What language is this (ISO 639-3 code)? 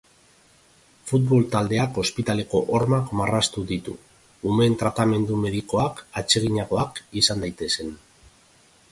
eus